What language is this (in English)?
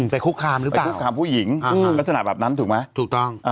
Thai